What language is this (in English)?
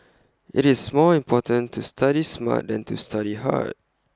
English